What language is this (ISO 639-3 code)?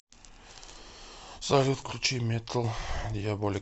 rus